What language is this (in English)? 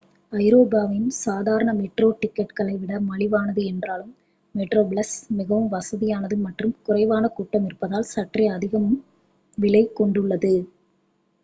Tamil